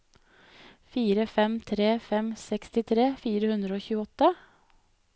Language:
Norwegian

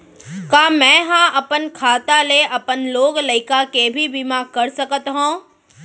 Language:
Chhattisgarhi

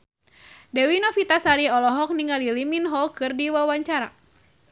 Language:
Sundanese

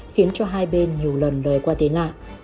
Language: Vietnamese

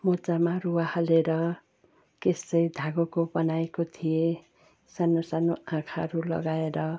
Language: Nepali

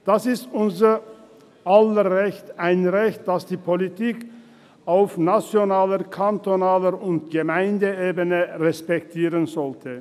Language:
Swiss German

